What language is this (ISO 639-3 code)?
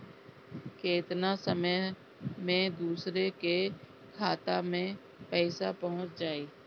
bho